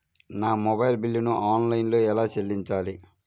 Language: Telugu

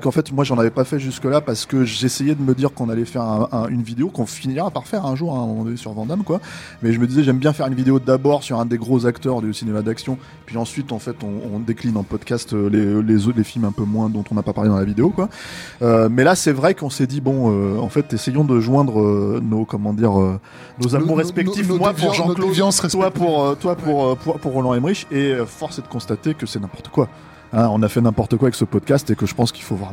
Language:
French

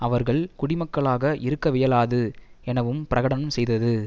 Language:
Tamil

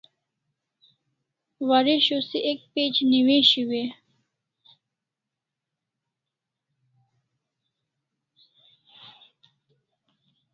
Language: Kalasha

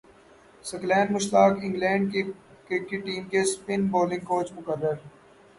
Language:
Urdu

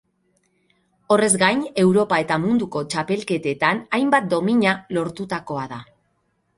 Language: Basque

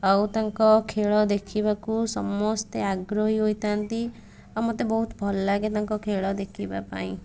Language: Odia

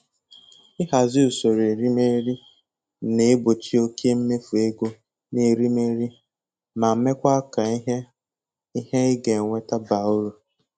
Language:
Igbo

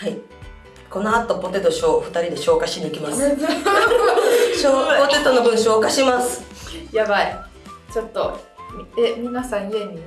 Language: Japanese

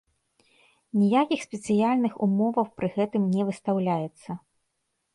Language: Belarusian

